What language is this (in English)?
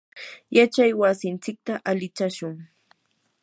Yanahuanca Pasco Quechua